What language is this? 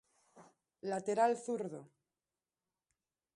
Galician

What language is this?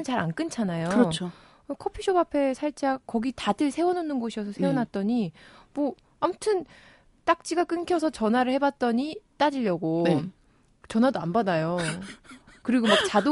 Korean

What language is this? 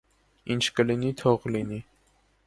Armenian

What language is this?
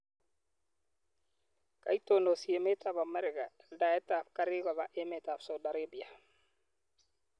Kalenjin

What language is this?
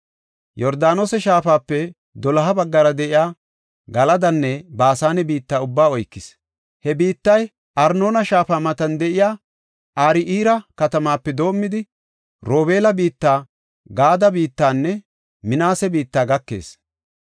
Gofa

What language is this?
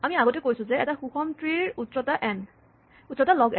Assamese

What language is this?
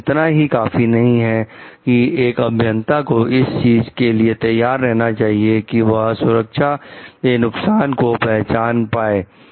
Hindi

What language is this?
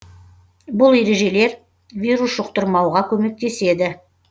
Kazakh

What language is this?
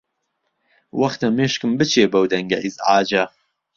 Central Kurdish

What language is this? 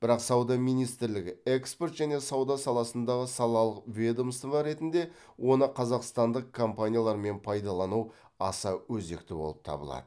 Kazakh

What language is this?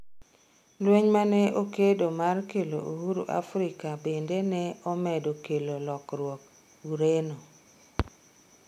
Luo (Kenya and Tanzania)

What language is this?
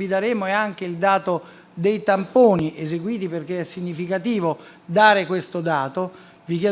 Italian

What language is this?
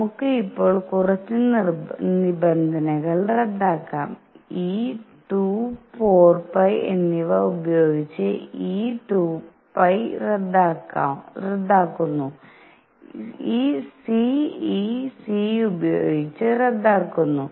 Malayalam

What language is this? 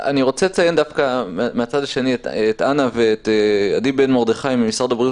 Hebrew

